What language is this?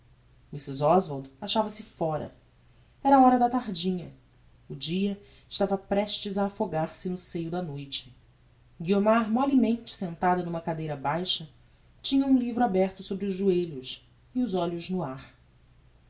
Portuguese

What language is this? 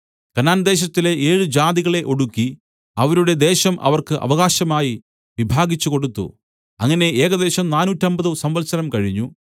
Malayalam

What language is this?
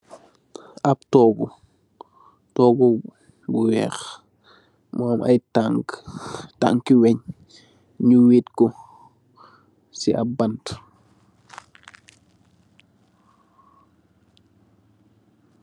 Wolof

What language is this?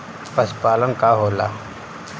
Bhojpuri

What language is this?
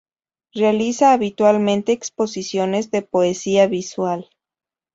Spanish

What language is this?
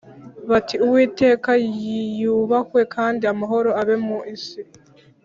Kinyarwanda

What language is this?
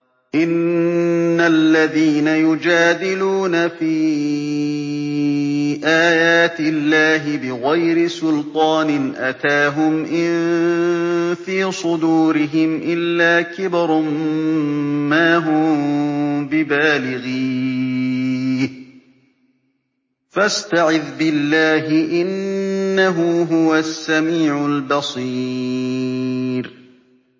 Arabic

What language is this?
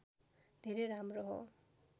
Nepali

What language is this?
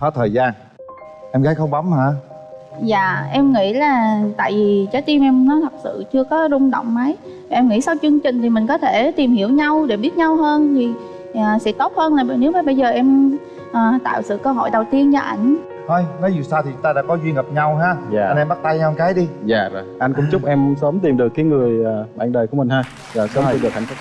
Vietnamese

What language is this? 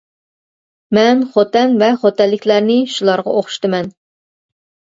Uyghur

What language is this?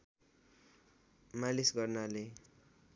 Nepali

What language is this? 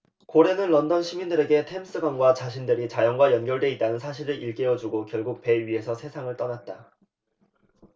Korean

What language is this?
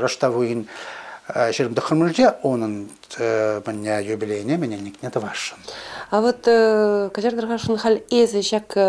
Russian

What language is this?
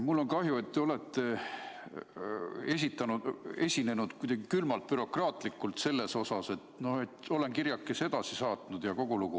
Estonian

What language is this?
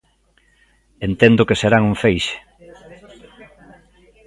Galician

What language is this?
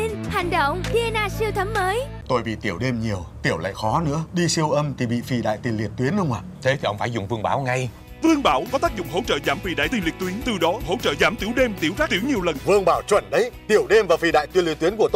Vietnamese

